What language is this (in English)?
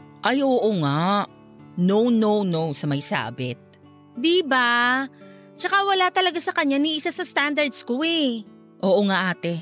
Filipino